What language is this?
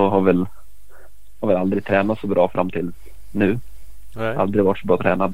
Swedish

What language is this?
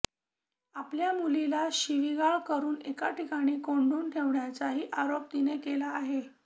Marathi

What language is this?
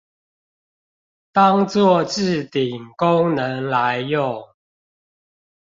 Chinese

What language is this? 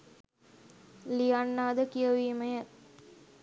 Sinhala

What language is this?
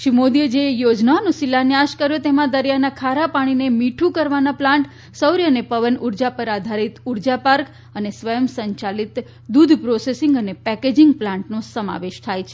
Gujarati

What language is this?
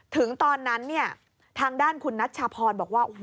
Thai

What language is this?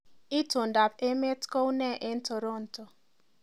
Kalenjin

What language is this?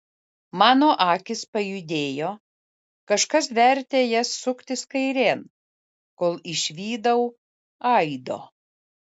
Lithuanian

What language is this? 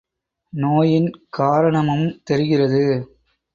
Tamil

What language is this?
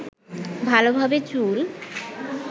Bangla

